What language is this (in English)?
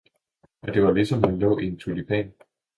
Danish